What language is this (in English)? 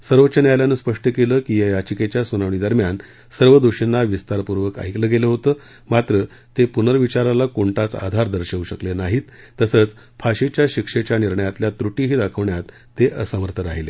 Marathi